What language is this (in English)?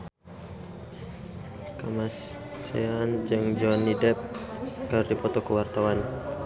Sundanese